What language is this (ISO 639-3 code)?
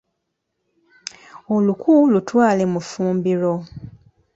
lug